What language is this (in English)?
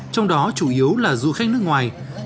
Vietnamese